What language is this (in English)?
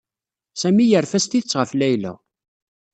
Kabyle